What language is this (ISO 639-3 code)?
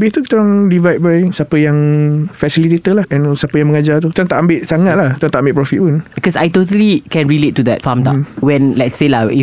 msa